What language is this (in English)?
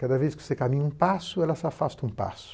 Portuguese